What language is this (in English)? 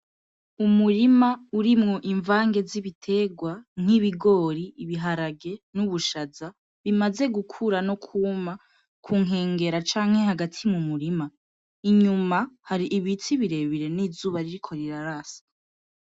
Rundi